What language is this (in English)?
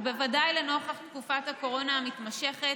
Hebrew